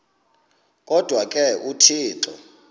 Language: Xhosa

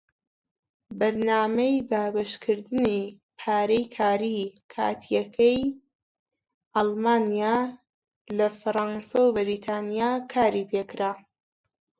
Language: Central Kurdish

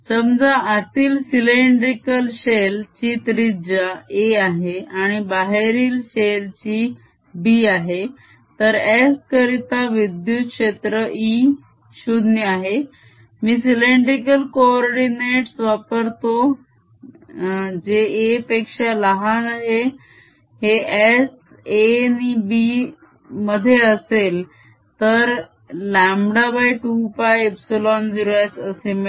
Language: Marathi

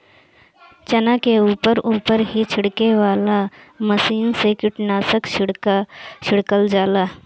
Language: Bhojpuri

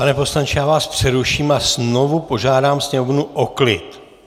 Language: Czech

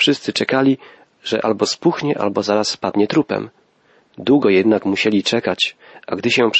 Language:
Polish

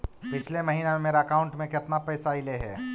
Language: Magahi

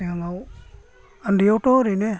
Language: Bodo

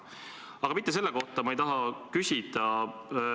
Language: Estonian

